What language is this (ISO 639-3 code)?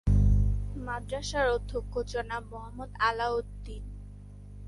ben